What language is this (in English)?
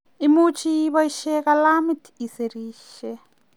Kalenjin